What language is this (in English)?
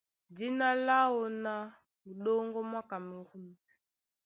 Duala